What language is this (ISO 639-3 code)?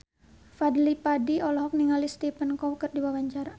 sun